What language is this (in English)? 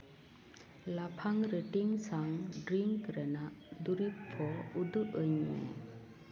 Santali